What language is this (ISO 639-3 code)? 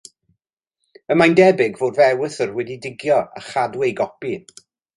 cym